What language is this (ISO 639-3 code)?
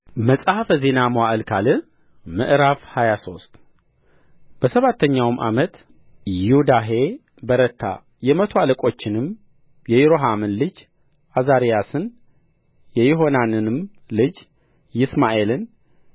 amh